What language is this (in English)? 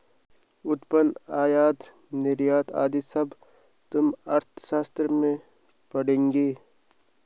Hindi